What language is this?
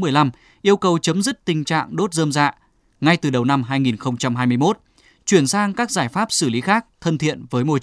Vietnamese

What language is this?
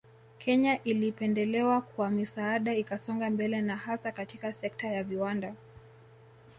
Swahili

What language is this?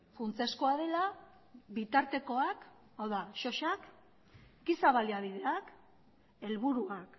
Basque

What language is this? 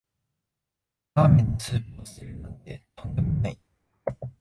Japanese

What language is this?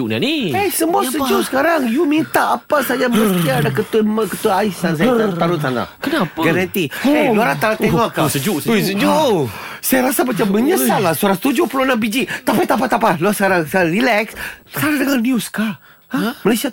Malay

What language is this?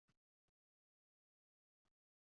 Uzbek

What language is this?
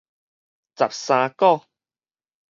Min Nan Chinese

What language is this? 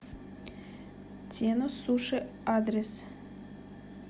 Russian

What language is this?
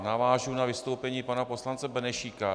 Czech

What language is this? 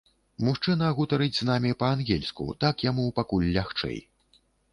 Belarusian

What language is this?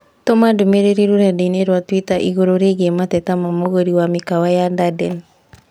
Kikuyu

